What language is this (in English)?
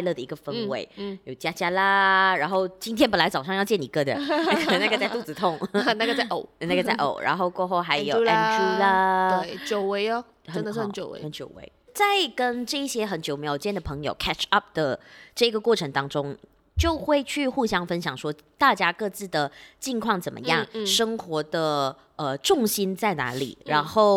Chinese